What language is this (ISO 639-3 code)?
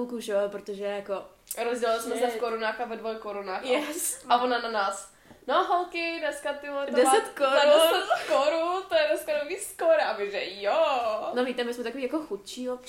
ces